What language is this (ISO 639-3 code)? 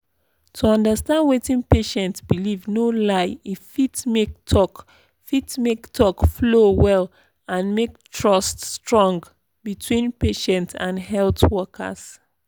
pcm